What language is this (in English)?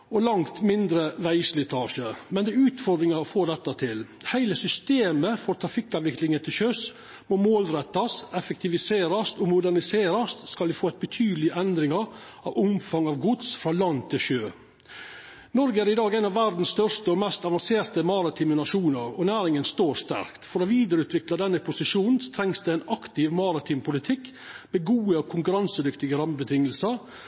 Norwegian Nynorsk